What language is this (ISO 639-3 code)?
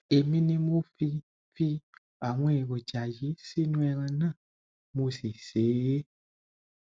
yor